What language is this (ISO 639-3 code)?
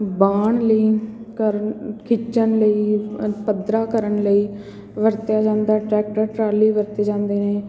pan